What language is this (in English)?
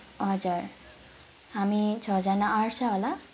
Nepali